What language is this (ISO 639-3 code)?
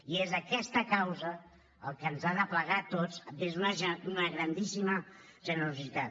cat